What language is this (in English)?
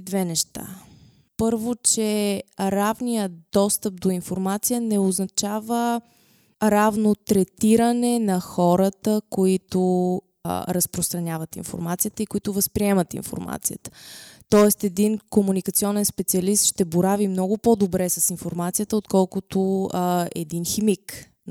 Bulgarian